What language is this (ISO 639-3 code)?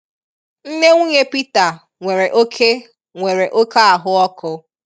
ibo